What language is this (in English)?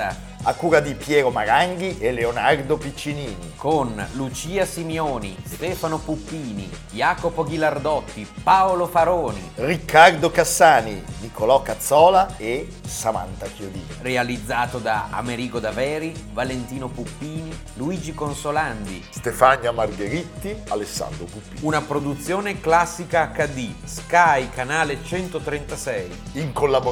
Italian